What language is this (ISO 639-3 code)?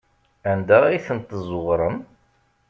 kab